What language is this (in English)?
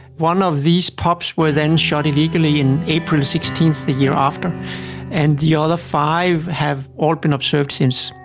English